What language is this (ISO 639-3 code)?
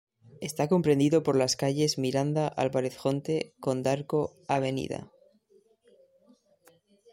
spa